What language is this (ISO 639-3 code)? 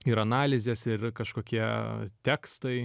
lit